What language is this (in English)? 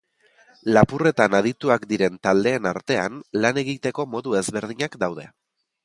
Basque